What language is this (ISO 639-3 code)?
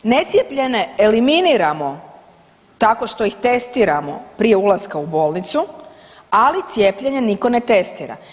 hrv